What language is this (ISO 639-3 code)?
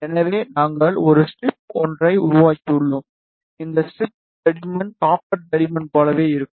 tam